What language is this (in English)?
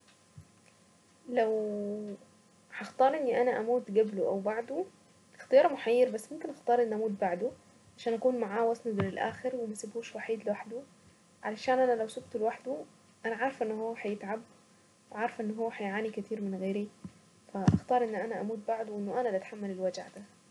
Saidi Arabic